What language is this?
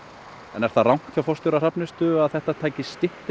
Icelandic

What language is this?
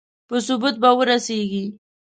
Pashto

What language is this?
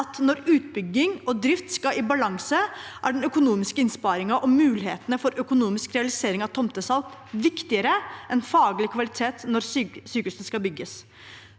Norwegian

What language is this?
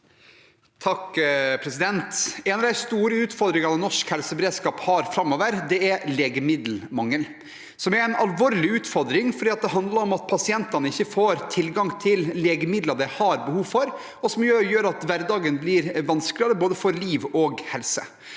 Norwegian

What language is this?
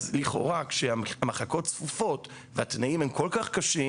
Hebrew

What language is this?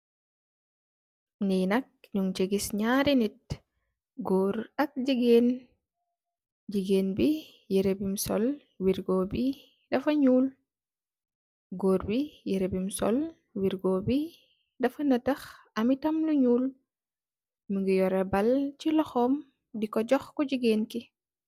Wolof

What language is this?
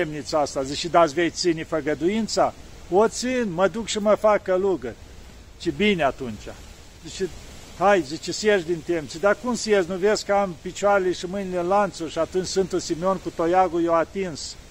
Romanian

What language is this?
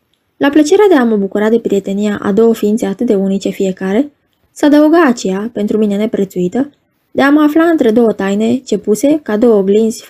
Romanian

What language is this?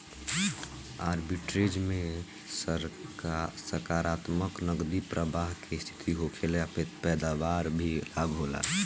Bhojpuri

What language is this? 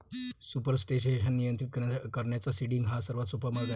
Marathi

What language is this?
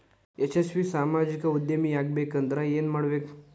Kannada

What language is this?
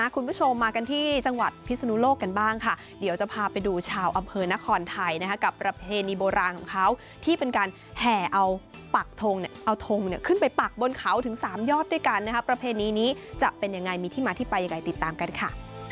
Thai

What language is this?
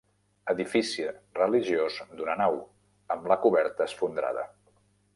Catalan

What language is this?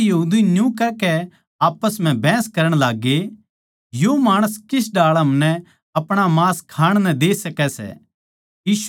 Haryanvi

